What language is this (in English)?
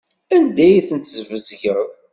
Kabyle